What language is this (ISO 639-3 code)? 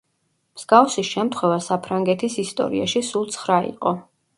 kat